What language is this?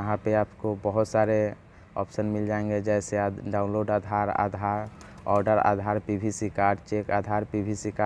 Hindi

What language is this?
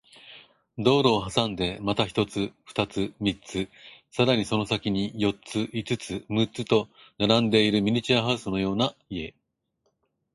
Japanese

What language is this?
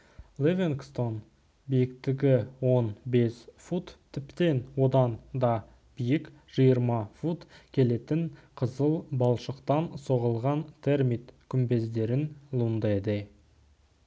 Kazakh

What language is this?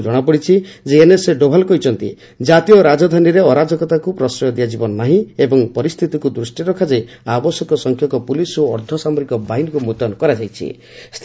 Odia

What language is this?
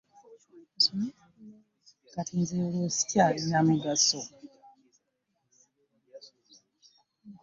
Ganda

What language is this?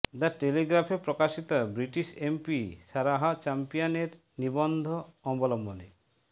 Bangla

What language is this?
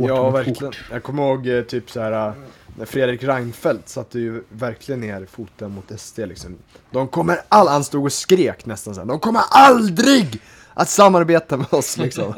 Swedish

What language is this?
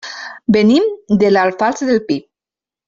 Catalan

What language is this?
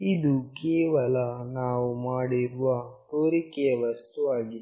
Kannada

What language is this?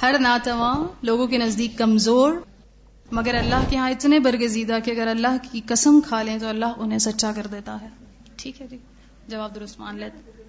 Urdu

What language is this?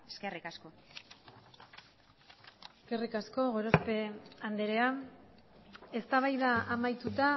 Basque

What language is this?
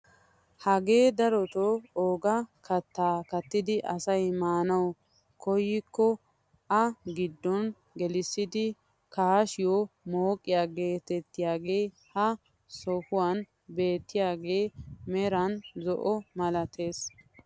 Wolaytta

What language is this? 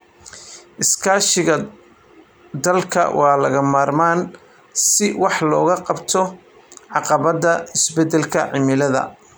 Somali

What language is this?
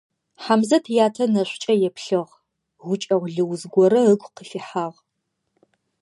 Adyghe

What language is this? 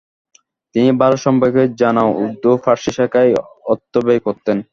Bangla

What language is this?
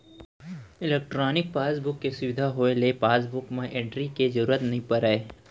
Chhattisgarhi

